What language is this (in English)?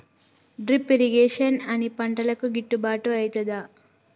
Telugu